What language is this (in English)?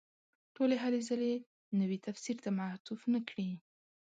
Pashto